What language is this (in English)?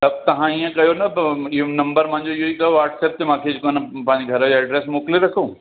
Sindhi